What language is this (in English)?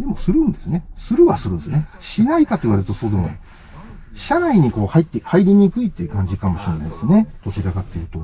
Japanese